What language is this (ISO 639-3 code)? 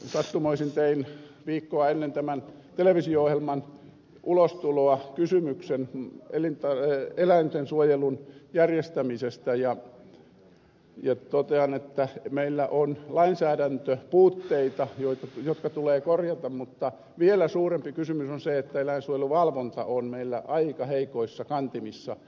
fin